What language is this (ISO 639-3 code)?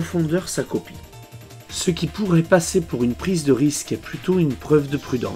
fra